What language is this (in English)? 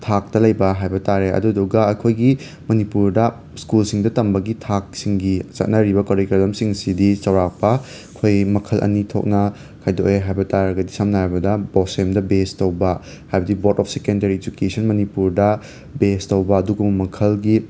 Manipuri